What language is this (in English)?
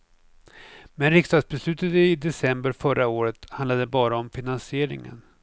Swedish